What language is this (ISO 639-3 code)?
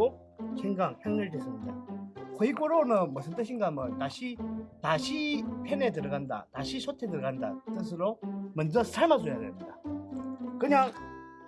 kor